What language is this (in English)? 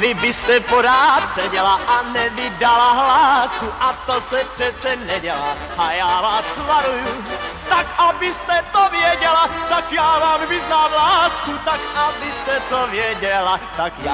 Czech